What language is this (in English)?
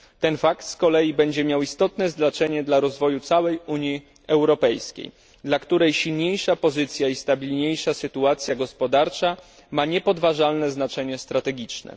Polish